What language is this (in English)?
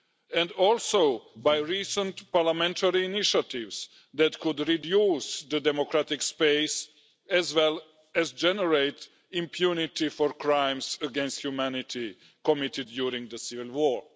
English